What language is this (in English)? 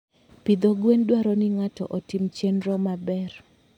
Luo (Kenya and Tanzania)